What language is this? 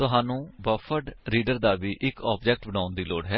Punjabi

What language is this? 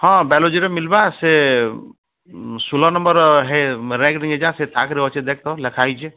Odia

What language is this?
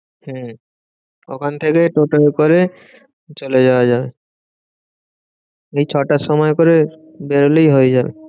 Bangla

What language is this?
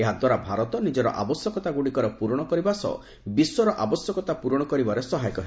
Odia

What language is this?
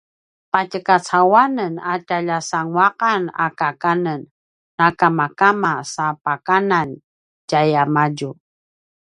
Paiwan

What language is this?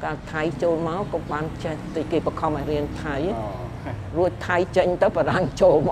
Thai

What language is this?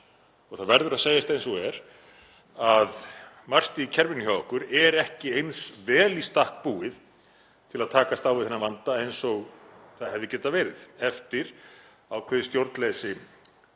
Icelandic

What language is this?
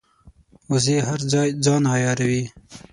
Pashto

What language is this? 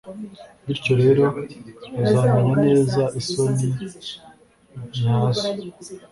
Kinyarwanda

